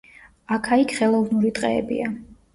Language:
Georgian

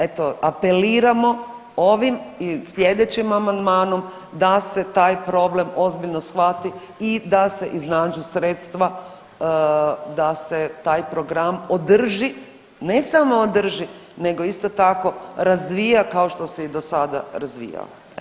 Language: Croatian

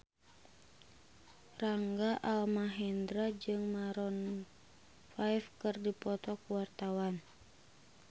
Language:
Sundanese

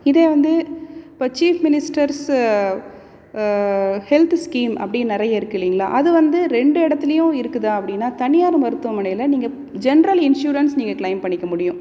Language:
Tamil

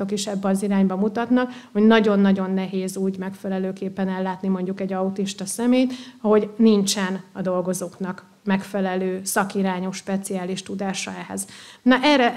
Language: Hungarian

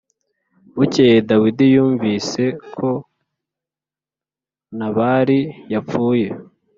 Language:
Kinyarwanda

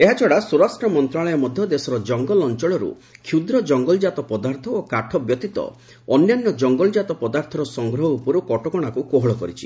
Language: Odia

